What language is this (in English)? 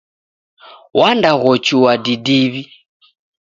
Taita